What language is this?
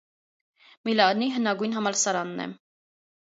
Armenian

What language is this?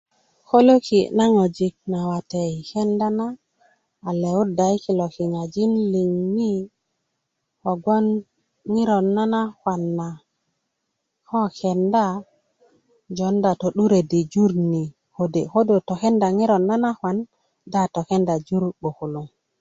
Kuku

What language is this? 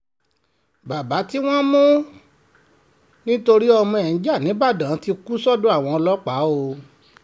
Yoruba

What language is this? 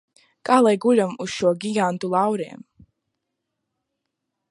Latvian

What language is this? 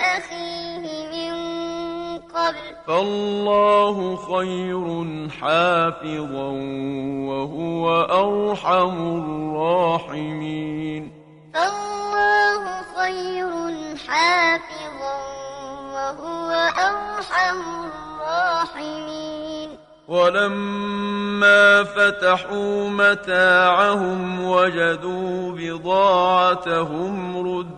Arabic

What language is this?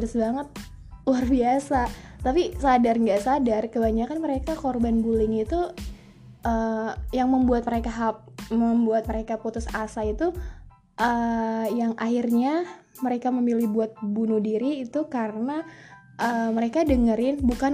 Indonesian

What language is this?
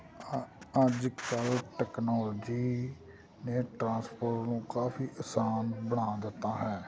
Punjabi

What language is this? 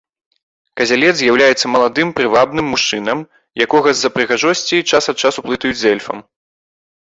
Belarusian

